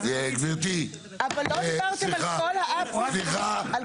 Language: Hebrew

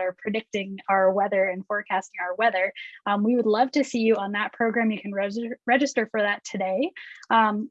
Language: English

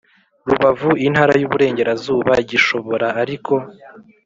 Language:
Kinyarwanda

